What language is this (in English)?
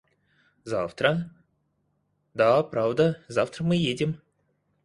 Russian